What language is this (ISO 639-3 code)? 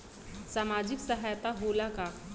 bho